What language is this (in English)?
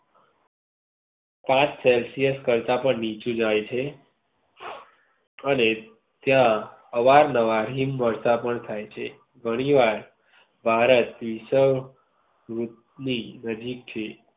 Gujarati